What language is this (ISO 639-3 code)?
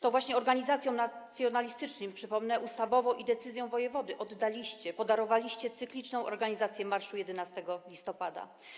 pol